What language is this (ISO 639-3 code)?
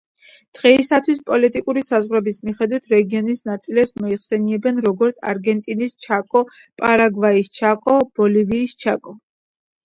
kat